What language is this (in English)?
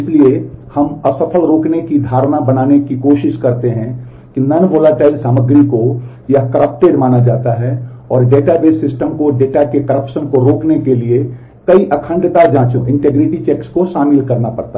Hindi